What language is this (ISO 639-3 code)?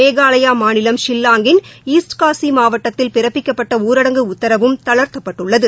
tam